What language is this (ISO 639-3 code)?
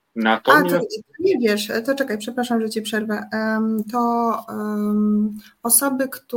pol